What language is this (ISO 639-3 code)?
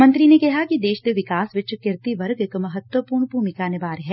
pan